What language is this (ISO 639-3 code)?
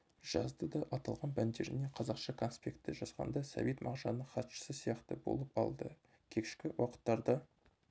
kaz